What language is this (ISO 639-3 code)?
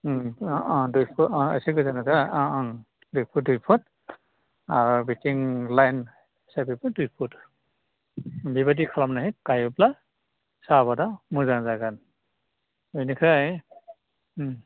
brx